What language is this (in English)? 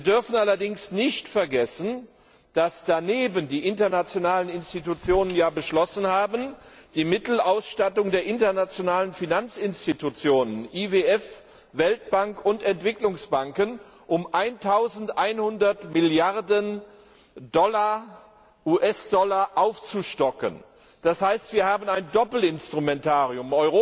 German